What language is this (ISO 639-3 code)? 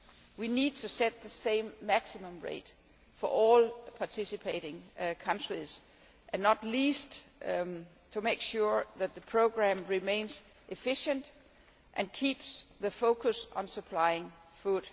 eng